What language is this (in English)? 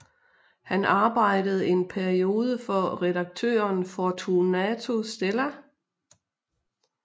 Danish